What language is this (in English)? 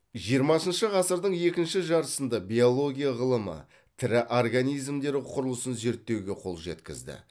Kazakh